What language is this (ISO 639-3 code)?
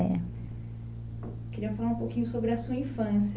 por